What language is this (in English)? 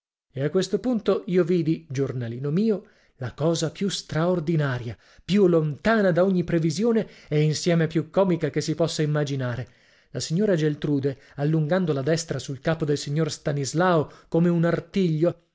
Italian